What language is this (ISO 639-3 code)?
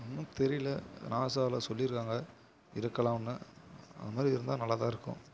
tam